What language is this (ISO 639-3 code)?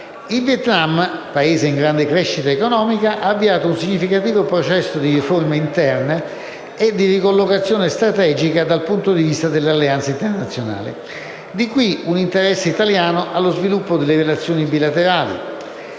ita